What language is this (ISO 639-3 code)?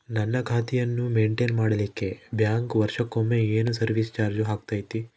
kan